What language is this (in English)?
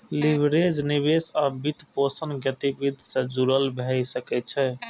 Maithili